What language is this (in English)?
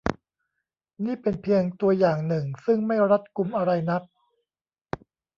Thai